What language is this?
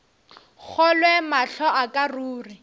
Northern Sotho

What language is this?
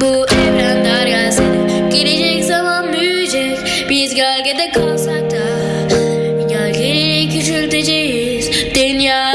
Turkish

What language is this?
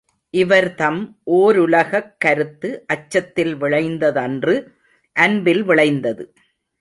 Tamil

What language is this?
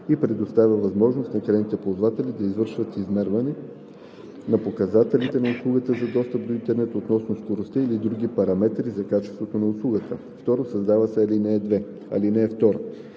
Bulgarian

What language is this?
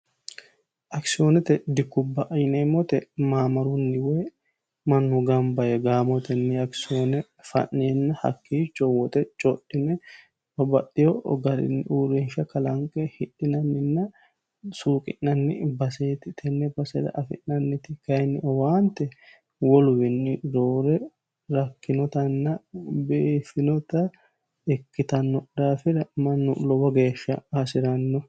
Sidamo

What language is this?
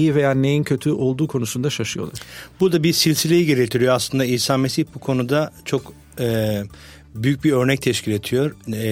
Turkish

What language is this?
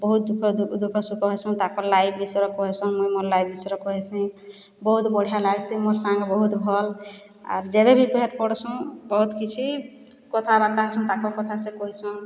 Odia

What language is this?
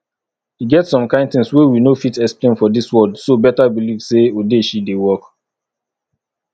Nigerian Pidgin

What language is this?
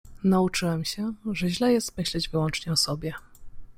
Polish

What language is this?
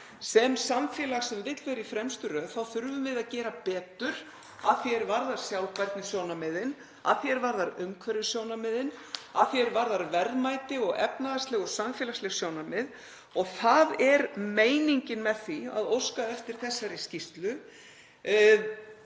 Icelandic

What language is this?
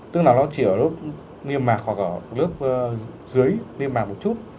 Vietnamese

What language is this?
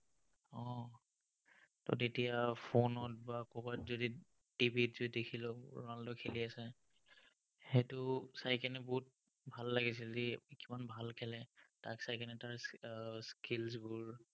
Assamese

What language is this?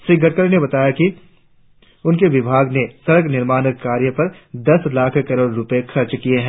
Hindi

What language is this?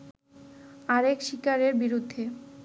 Bangla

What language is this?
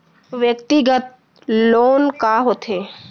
Chhattisgarhi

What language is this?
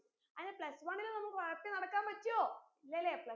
Malayalam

